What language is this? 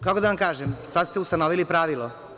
Serbian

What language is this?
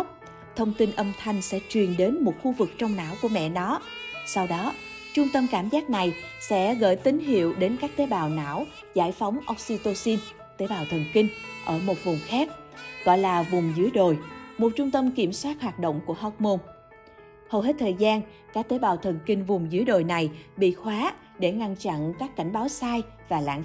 Vietnamese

